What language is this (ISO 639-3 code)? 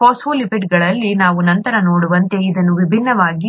kan